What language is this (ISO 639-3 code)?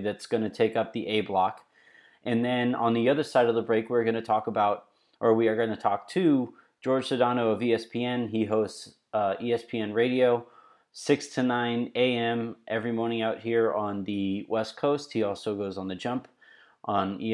eng